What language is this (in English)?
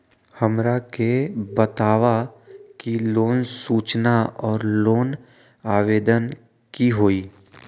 Magahi